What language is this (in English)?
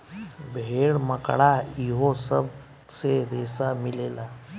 Bhojpuri